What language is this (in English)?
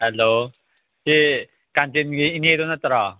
Manipuri